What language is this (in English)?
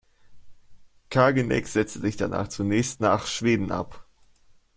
German